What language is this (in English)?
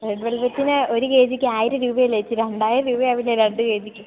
Malayalam